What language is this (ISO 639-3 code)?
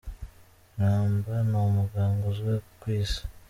kin